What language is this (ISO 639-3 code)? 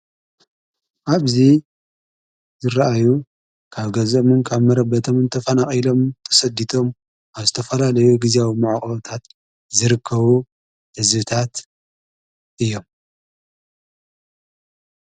tir